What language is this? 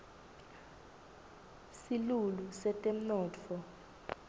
Swati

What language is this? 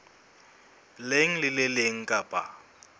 Southern Sotho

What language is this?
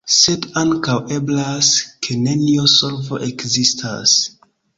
Esperanto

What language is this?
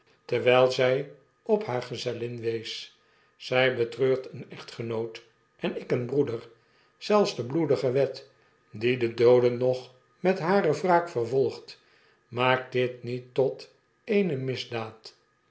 Dutch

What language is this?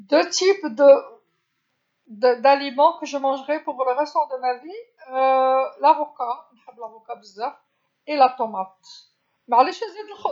Algerian Arabic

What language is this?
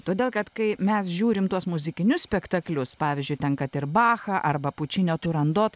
Lithuanian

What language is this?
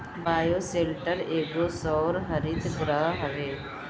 Bhojpuri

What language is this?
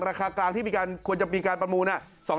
Thai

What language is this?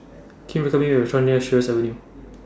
English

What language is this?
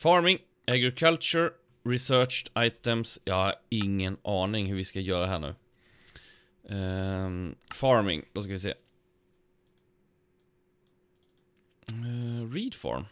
Swedish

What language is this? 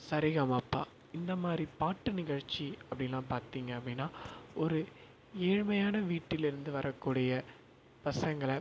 Tamil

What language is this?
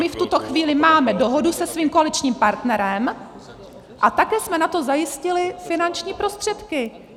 Czech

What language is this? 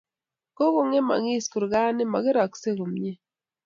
Kalenjin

